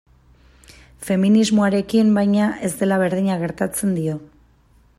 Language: Basque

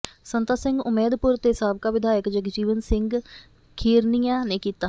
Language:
Punjabi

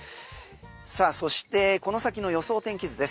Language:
Japanese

